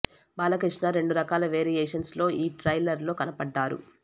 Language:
Telugu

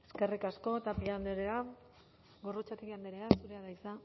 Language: Basque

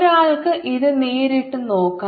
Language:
Malayalam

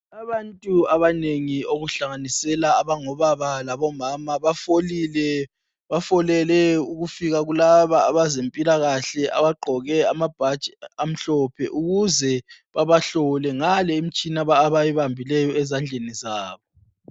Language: North Ndebele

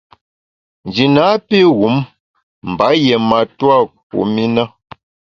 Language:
Bamun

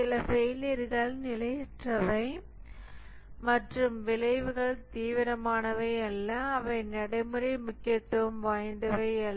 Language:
Tamil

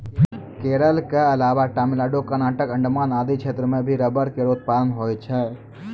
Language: Maithili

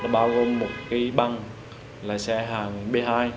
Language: Vietnamese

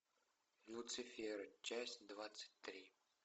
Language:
Russian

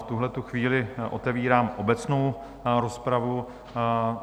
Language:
Czech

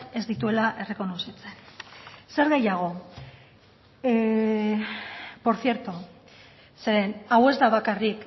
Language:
Basque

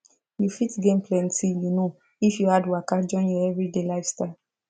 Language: Nigerian Pidgin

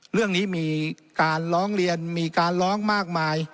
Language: Thai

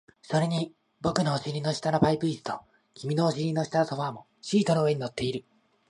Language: Japanese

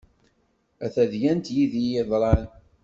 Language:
Kabyle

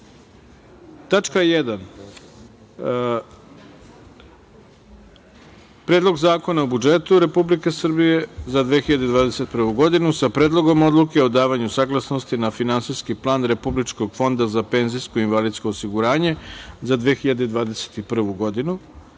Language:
Serbian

